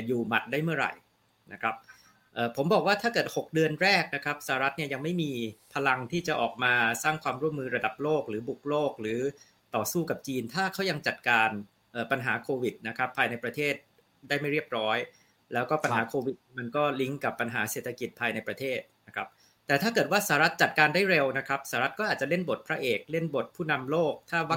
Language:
Thai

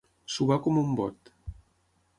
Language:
Catalan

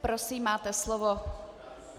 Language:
Czech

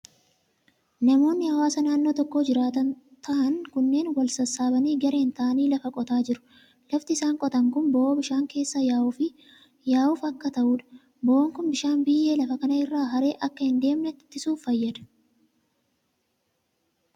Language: Oromo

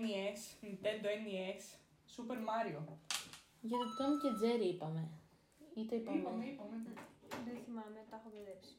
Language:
Greek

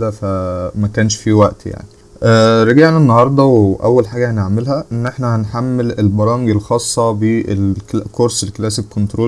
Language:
Arabic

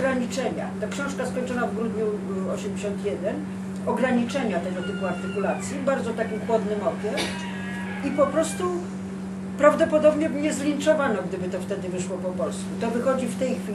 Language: Polish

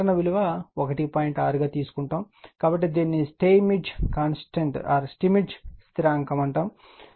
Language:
Telugu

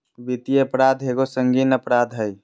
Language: Magahi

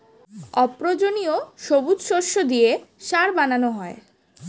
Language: Bangla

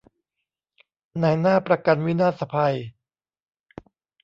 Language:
Thai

